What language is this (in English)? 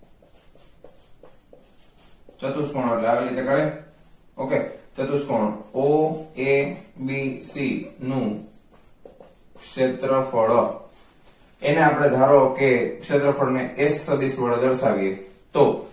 Gujarati